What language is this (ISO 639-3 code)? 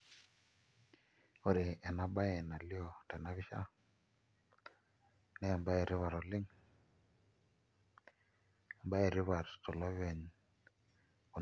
mas